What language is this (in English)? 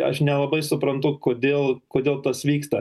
Lithuanian